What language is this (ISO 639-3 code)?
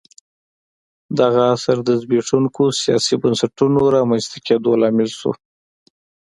pus